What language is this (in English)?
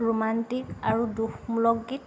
Assamese